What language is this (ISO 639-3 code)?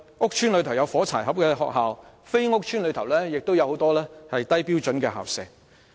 yue